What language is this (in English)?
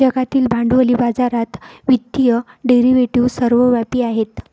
Marathi